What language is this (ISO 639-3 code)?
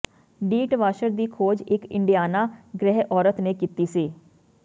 pan